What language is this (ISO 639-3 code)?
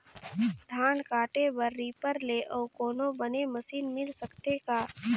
hne